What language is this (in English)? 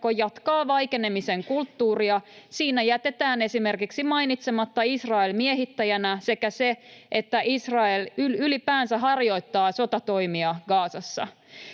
Finnish